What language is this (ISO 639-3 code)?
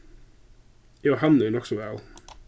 fao